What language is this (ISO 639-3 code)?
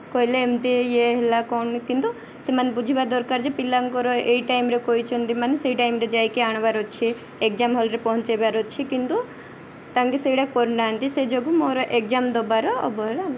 ori